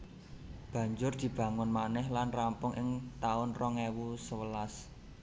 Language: Javanese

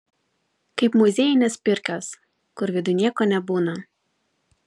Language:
Lithuanian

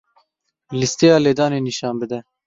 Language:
Kurdish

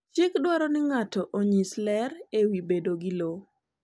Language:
Luo (Kenya and Tanzania)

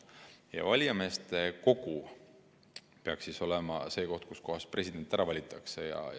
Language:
Estonian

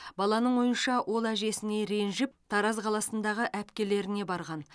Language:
Kazakh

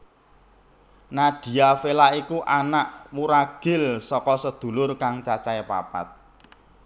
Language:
Javanese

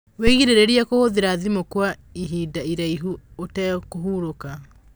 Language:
Kikuyu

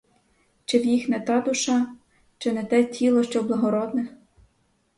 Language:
Ukrainian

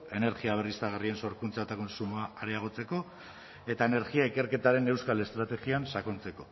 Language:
Basque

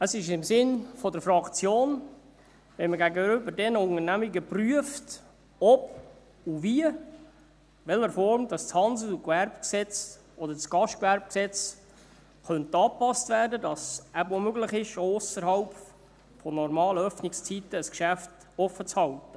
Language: Swiss German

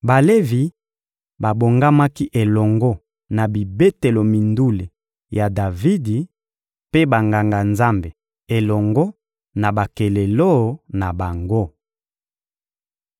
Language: Lingala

